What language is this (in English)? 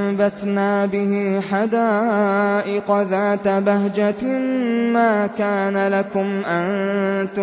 Arabic